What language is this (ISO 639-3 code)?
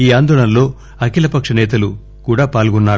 tel